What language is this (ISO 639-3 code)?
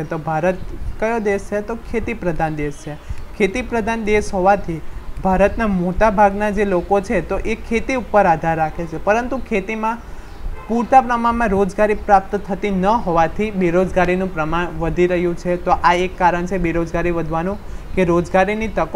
hin